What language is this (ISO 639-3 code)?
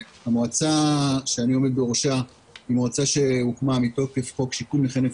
heb